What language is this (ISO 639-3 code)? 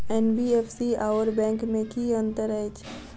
mai